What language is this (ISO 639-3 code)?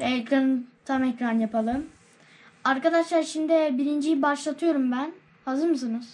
tur